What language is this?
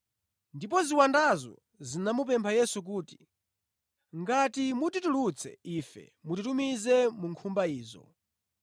Nyanja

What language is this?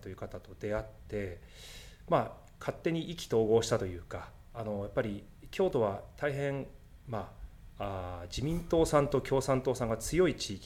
Japanese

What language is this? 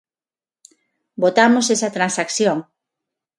Galician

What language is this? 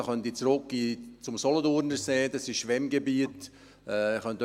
Swiss German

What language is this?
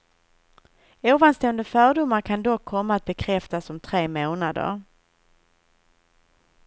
Swedish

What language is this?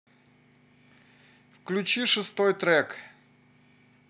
Russian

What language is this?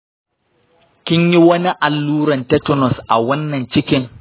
Hausa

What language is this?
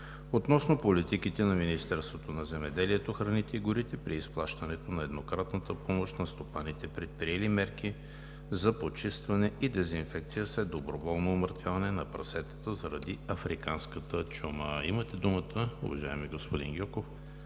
Bulgarian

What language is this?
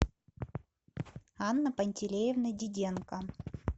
Russian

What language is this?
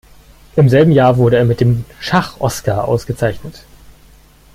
German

